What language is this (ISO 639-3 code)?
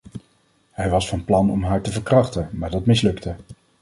nld